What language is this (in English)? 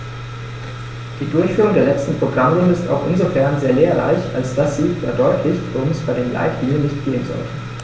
German